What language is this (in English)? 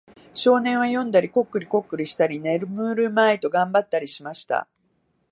Japanese